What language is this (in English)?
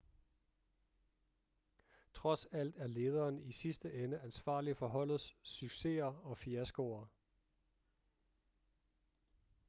Danish